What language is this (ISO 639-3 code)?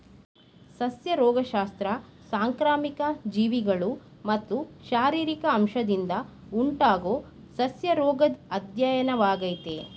kan